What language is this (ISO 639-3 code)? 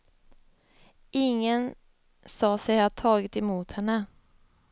swe